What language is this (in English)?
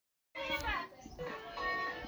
Somali